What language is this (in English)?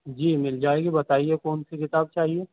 Urdu